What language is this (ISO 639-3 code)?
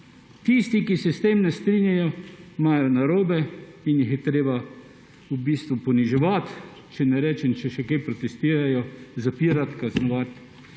slv